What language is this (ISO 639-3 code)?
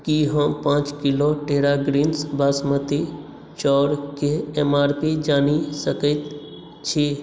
mai